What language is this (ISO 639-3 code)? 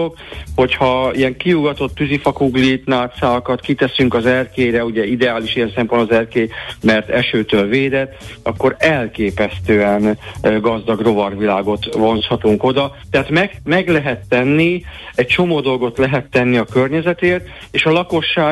hun